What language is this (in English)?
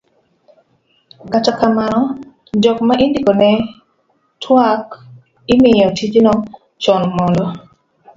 Luo (Kenya and Tanzania)